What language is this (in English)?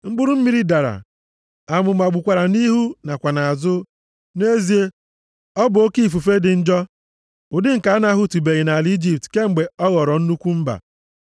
Igbo